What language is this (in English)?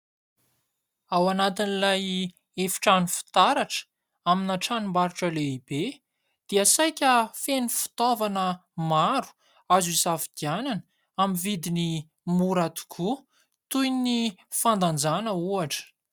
Malagasy